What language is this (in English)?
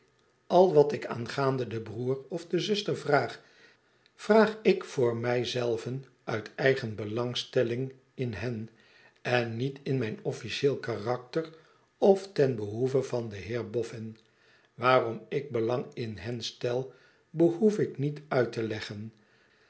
Dutch